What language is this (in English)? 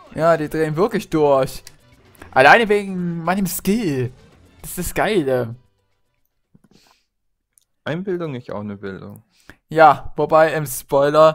German